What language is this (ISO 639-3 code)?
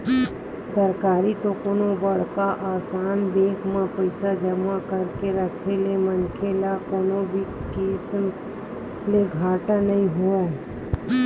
hne